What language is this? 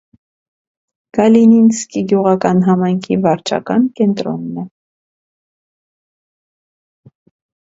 Armenian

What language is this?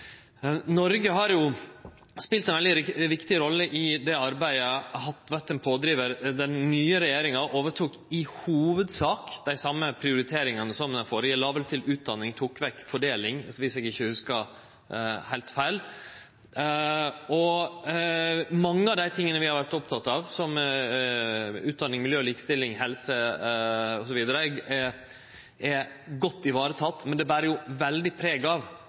Norwegian Nynorsk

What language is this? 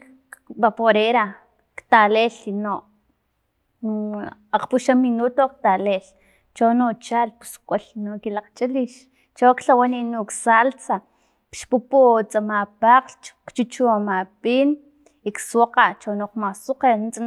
Filomena Mata-Coahuitlán Totonac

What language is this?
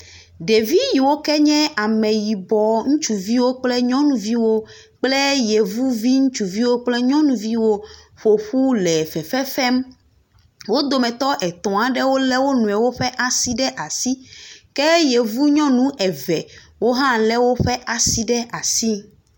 Ewe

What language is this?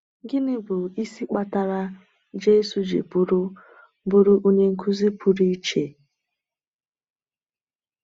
Igbo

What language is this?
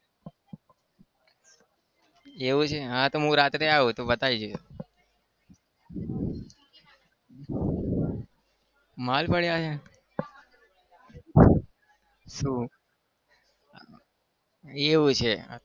Gujarati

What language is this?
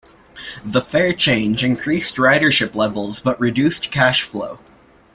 English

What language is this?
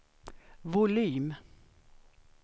Swedish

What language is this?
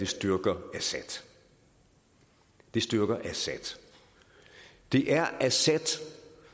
Danish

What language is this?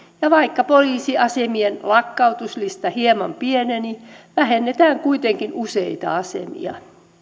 Finnish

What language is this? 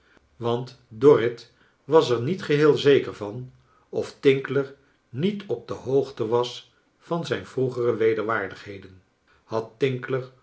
Dutch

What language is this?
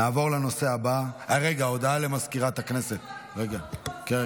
Hebrew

